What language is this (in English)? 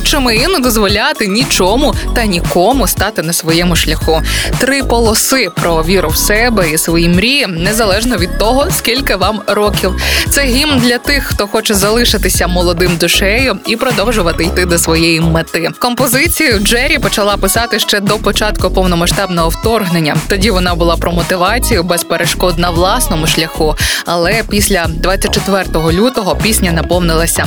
Ukrainian